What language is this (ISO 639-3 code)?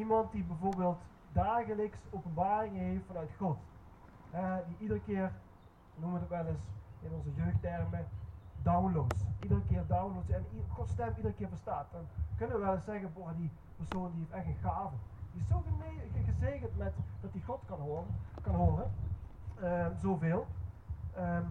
nld